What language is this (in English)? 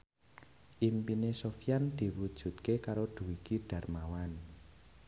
Javanese